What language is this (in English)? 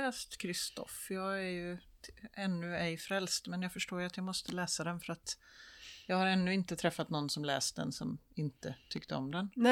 Swedish